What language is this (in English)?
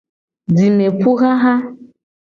Gen